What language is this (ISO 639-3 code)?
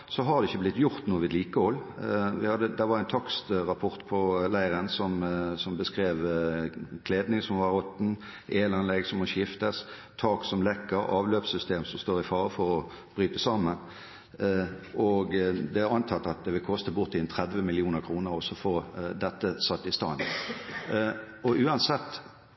nob